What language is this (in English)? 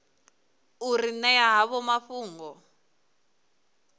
Venda